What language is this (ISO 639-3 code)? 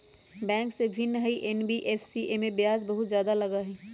mag